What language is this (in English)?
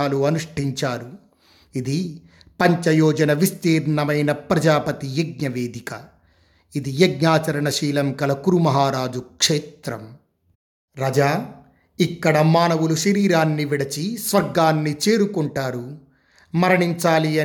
Telugu